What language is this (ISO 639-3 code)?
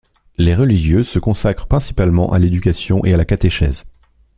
fra